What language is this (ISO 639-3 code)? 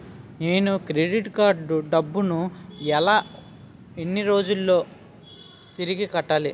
tel